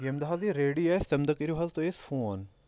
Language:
Kashmiri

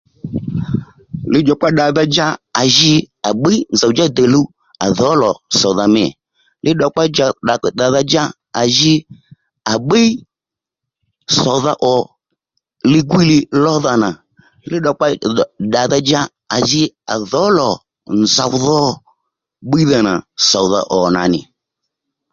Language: Lendu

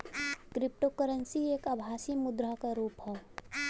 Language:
Bhojpuri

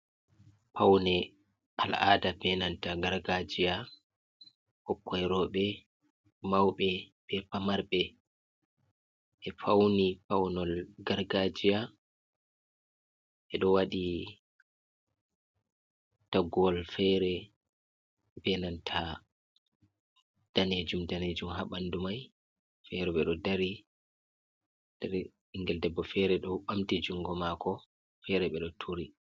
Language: Fula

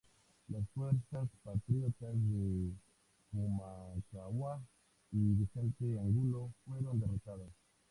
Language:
Spanish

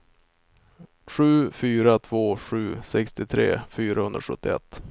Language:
Swedish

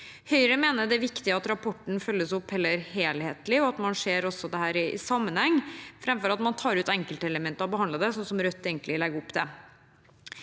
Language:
Norwegian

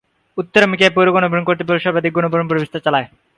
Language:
Bangla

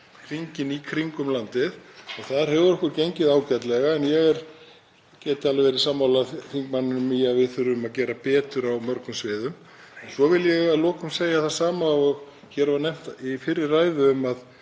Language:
Icelandic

